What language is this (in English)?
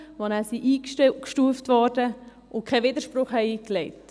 Swiss German